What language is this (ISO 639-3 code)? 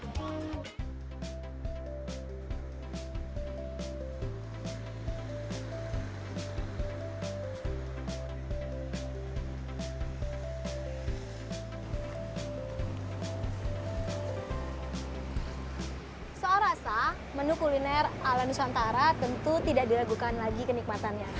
ind